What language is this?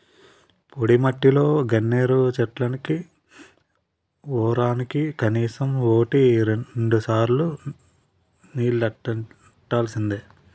Telugu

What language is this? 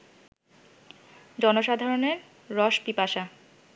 Bangla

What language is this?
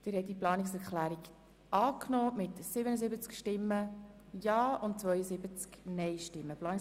Swiss German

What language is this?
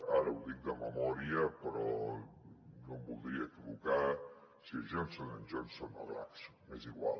Catalan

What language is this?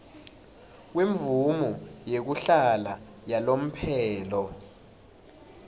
Swati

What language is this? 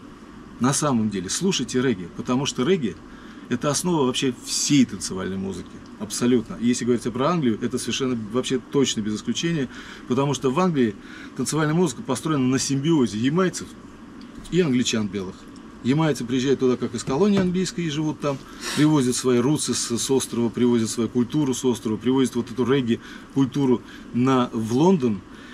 Russian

